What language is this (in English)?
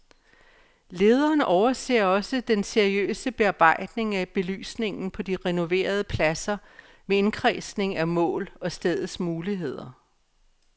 Danish